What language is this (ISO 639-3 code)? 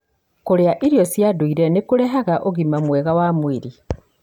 kik